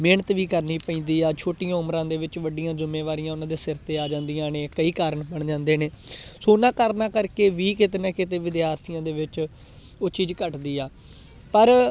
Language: Punjabi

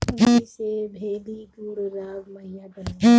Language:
Bhojpuri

